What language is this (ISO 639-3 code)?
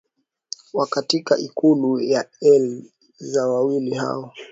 swa